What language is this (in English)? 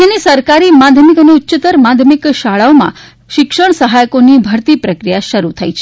Gujarati